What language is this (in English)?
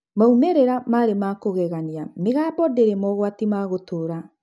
Kikuyu